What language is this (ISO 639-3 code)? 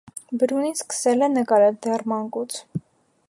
hye